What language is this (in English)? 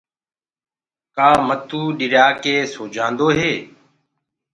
Gurgula